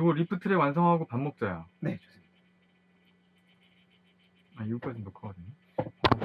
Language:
Korean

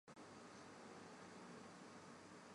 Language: Chinese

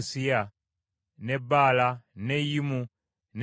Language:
Ganda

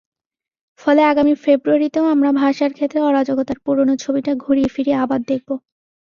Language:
Bangla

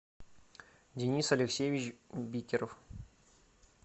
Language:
Russian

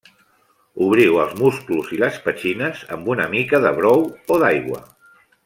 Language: Catalan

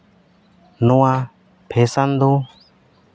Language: Santali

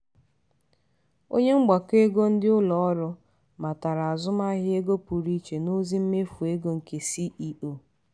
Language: Igbo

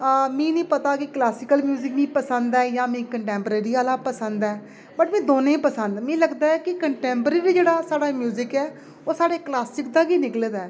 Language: Dogri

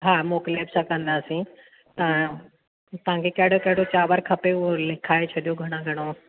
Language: Sindhi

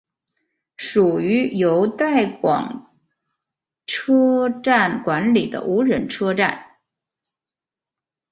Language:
Chinese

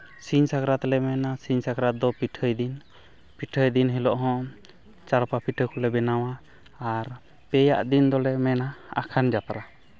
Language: Santali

